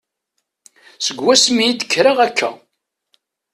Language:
Kabyle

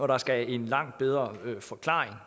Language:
Danish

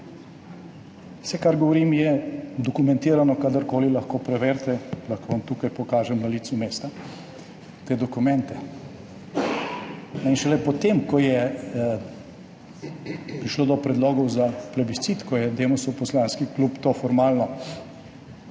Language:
Slovenian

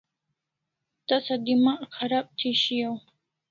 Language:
Kalasha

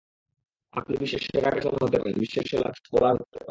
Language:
Bangla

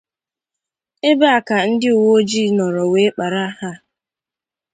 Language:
Igbo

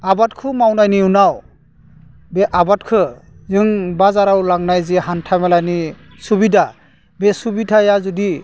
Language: Bodo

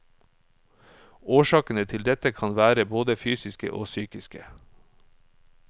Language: Norwegian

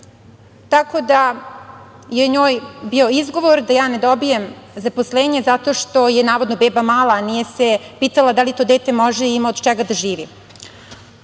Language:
Serbian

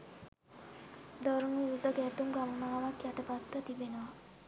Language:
Sinhala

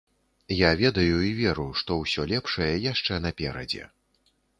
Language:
Belarusian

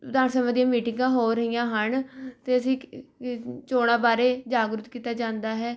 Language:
Punjabi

